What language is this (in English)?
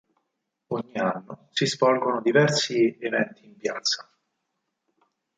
Italian